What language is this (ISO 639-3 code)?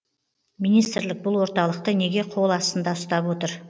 kaz